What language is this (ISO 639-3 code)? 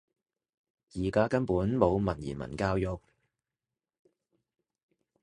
yue